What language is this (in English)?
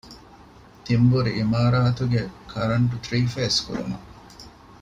Divehi